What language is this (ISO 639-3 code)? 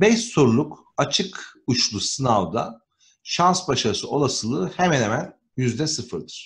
tur